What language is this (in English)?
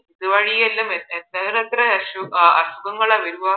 Malayalam